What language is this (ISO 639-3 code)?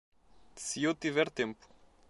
por